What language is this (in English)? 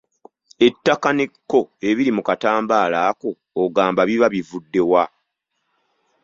Ganda